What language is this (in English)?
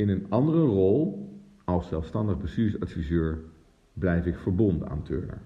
Dutch